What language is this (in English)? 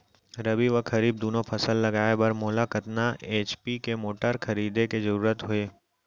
Chhattisgarhi